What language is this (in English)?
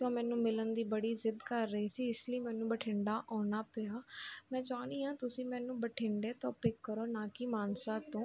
Punjabi